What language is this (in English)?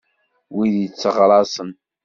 Kabyle